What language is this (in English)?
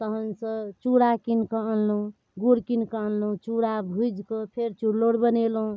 Maithili